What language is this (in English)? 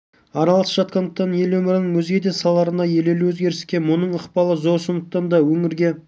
Kazakh